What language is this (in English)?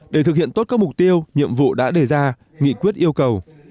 Vietnamese